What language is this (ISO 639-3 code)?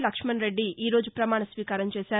tel